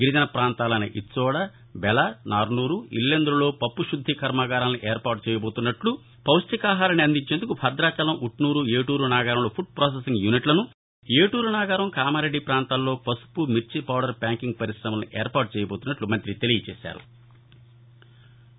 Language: Telugu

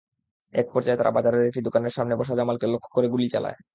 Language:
Bangla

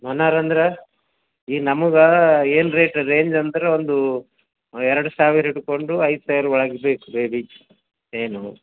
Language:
Kannada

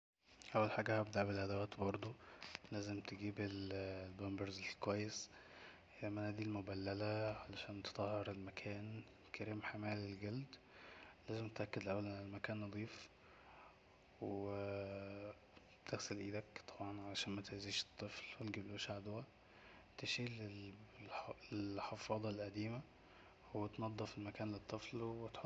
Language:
Egyptian Arabic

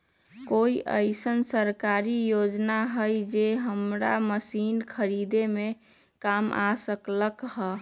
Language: Magahi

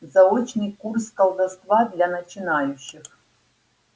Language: Russian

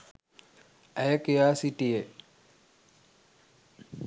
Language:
Sinhala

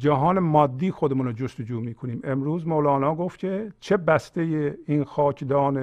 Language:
Persian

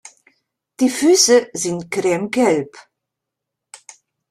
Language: German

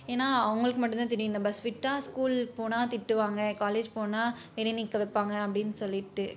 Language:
Tamil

